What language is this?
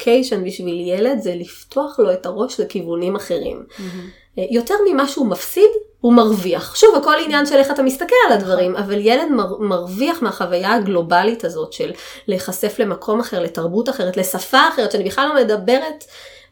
Hebrew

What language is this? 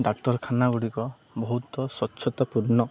Odia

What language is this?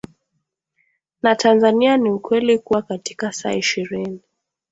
Swahili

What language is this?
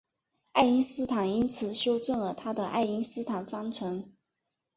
Chinese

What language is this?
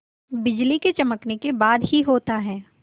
Hindi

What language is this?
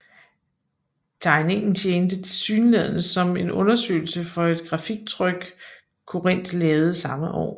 Danish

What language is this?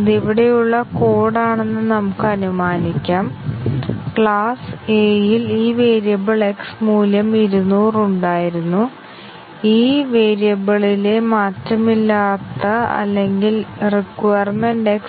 Malayalam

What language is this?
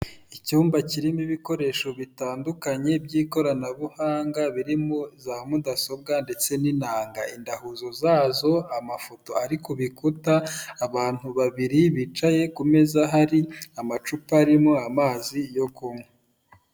Kinyarwanda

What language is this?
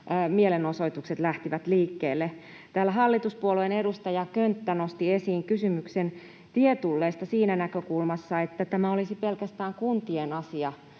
Finnish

